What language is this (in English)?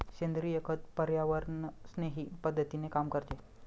Marathi